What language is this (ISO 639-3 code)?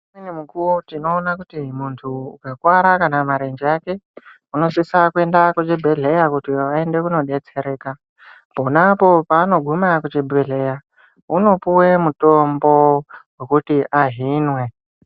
ndc